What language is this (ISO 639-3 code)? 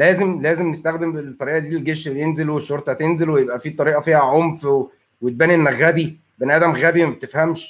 ara